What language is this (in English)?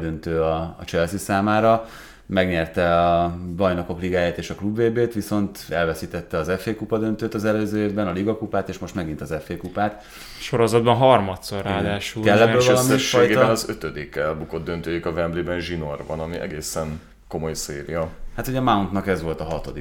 Hungarian